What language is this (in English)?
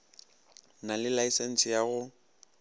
Northern Sotho